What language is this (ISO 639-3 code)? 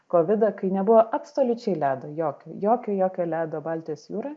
lit